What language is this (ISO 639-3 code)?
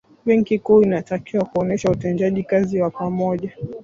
swa